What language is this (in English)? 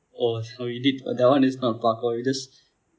English